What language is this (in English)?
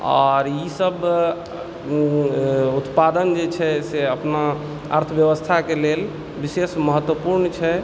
Maithili